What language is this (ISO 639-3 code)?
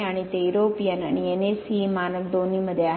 mar